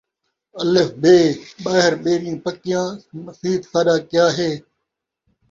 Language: Saraiki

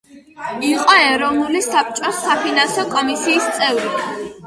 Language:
Georgian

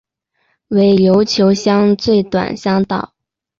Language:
Chinese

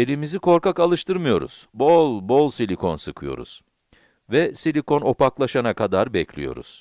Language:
Turkish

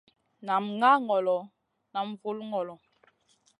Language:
Masana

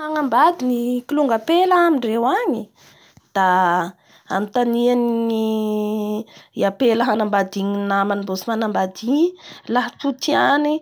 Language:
Bara Malagasy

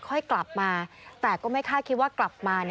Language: Thai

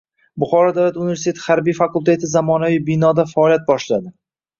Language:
Uzbek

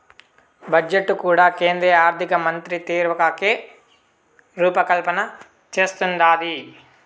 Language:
Telugu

